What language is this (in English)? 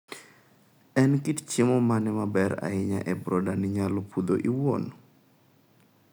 Luo (Kenya and Tanzania)